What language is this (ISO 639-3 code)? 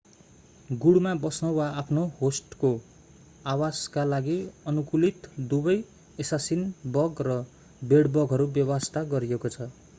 nep